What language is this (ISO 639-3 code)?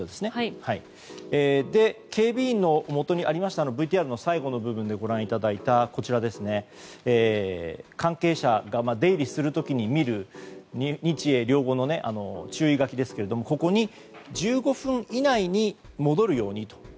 jpn